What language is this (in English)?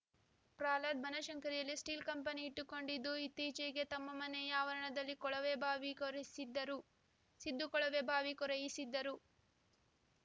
Kannada